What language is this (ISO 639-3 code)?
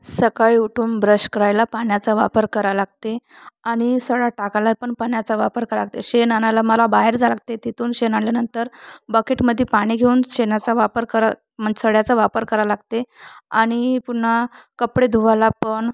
mar